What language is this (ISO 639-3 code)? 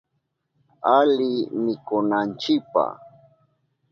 qup